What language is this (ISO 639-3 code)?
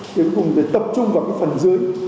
vie